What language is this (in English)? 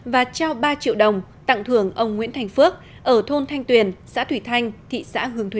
Vietnamese